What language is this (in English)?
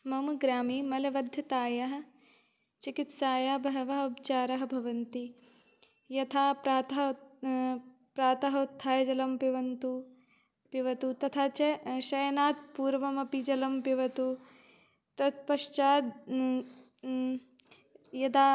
Sanskrit